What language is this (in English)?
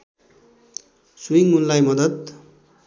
Nepali